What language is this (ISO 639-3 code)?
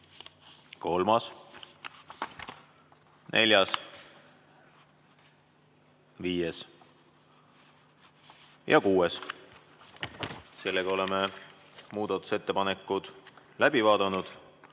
est